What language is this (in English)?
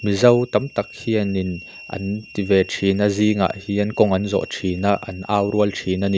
Mizo